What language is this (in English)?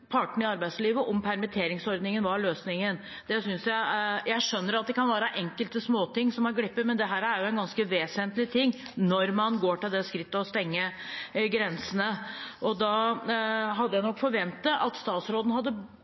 Norwegian Bokmål